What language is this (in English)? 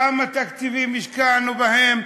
Hebrew